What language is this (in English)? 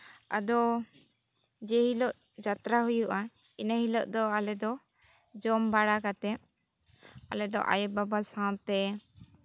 Santali